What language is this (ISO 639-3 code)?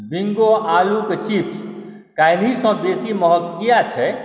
mai